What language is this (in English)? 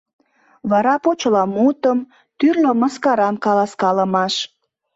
Mari